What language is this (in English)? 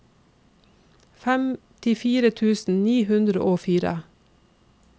Norwegian